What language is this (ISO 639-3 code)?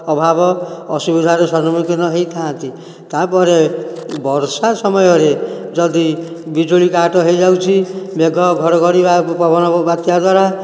ori